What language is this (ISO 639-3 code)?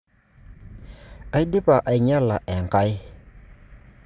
mas